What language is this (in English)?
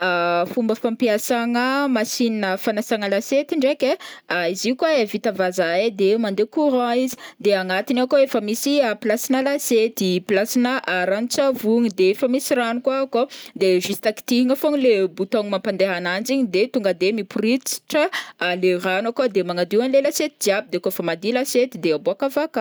Northern Betsimisaraka Malagasy